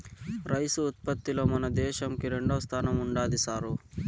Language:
Telugu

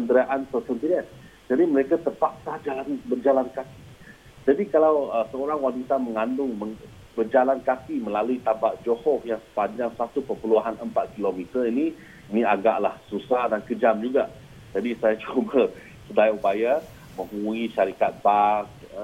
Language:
Malay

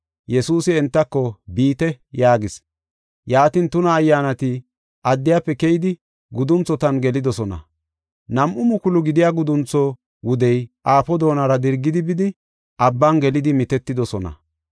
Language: Gofa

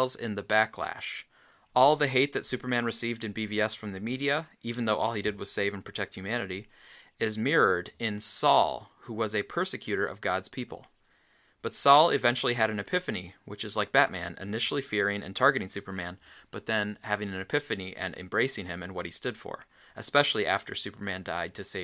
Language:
English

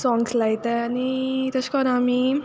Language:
Konkani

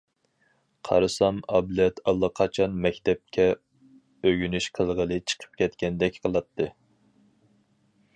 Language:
Uyghur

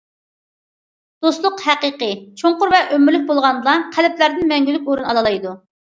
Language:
Uyghur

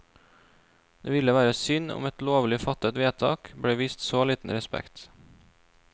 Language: Norwegian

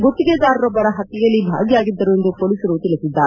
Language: Kannada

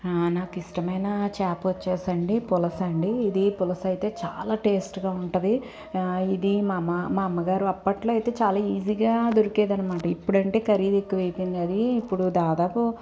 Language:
Telugu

